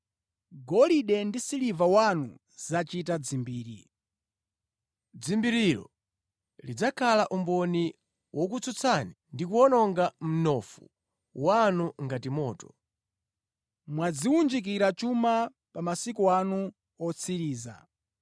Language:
Nyanja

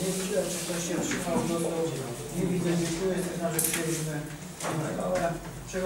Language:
Polish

